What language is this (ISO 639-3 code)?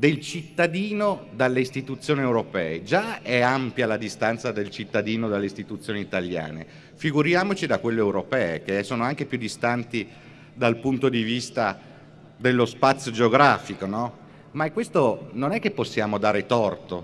ita